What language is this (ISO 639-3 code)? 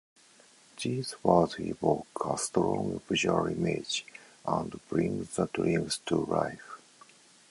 eng